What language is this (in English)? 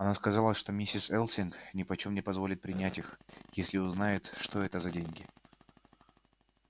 Russian